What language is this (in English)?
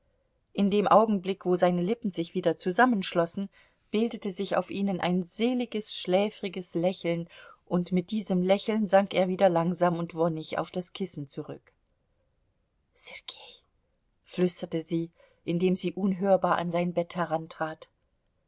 German